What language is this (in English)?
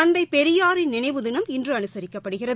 Tamil